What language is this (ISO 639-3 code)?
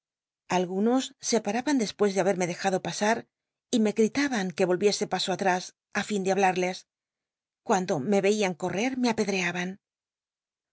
spa